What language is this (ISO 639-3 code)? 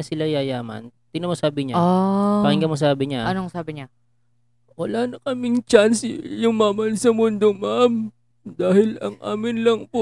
fil